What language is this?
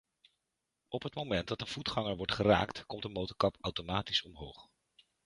Dutch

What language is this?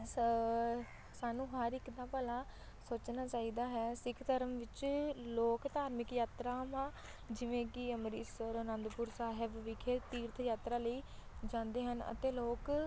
Punjabi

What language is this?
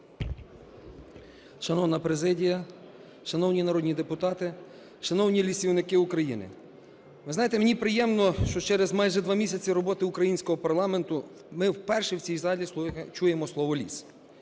Ukrainian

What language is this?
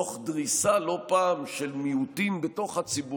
Hebrew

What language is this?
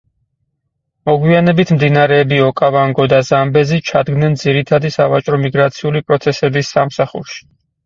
Georgian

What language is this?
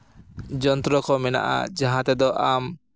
Santali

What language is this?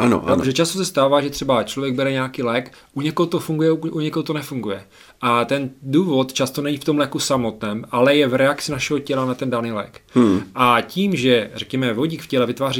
Czech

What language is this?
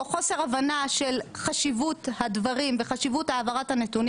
Hebrew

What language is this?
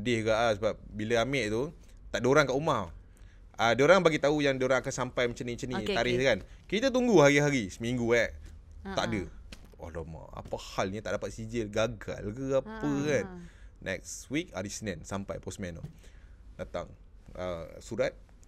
Malay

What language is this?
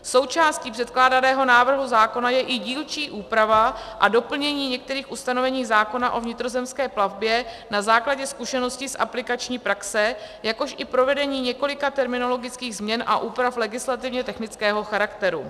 Czech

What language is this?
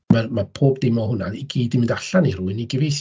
Welsh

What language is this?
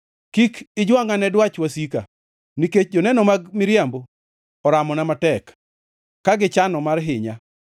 Luo (Kenya and Tanzania)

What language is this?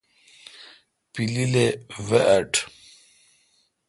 Kalkoti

